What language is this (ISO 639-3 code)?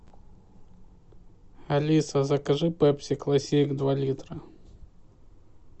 rus